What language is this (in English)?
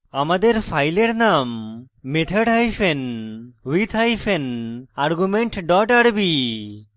Bangla